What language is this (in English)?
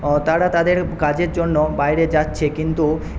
Bangla